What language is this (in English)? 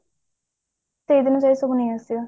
Odia